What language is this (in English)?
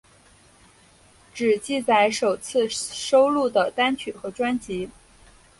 Chinese